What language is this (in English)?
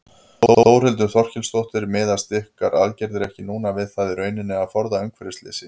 Icelandic